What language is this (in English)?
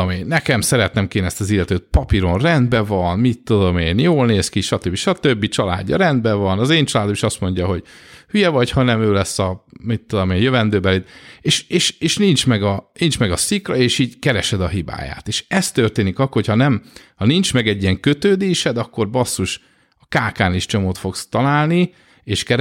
Hungarian